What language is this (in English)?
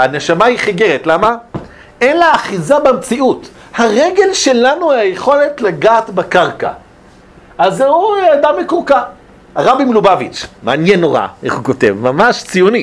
Hebrew